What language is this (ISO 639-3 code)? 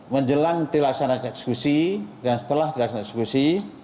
ind